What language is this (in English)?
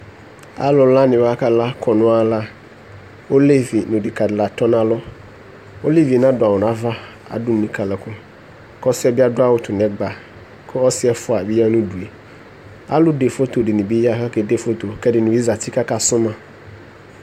Ikposo